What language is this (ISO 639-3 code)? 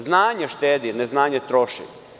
srp